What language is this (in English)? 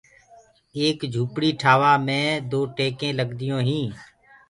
Gurgula